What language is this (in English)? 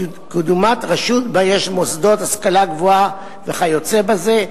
Hebrew